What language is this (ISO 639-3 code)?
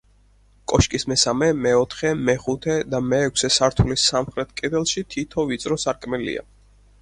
kat